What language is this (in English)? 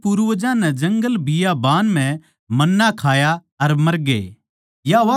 Haryanvi